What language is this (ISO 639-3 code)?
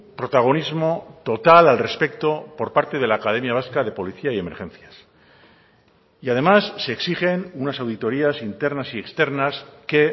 spa